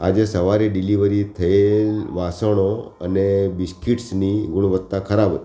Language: Gujarati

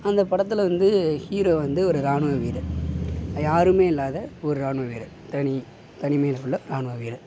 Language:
Tamil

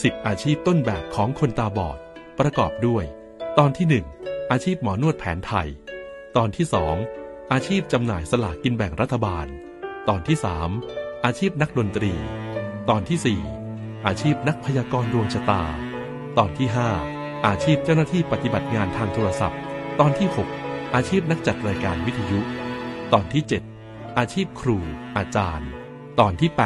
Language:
Thai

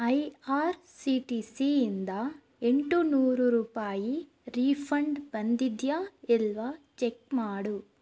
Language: Kannada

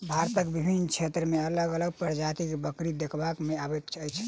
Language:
Maithili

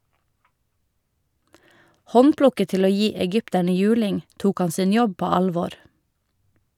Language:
Norwegian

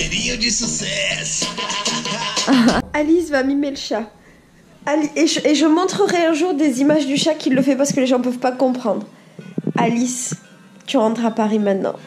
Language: French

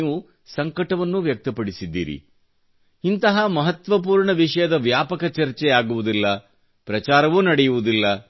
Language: Kannada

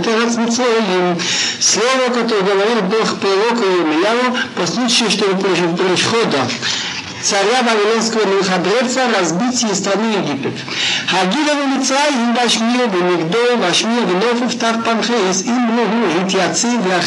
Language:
Russian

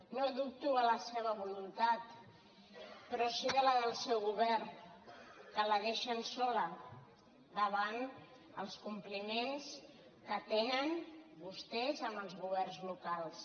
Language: Catalan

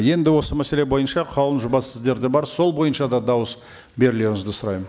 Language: Kazakh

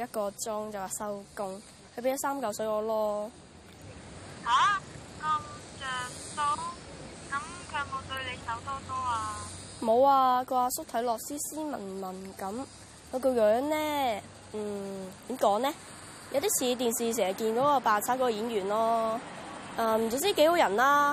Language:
Chinese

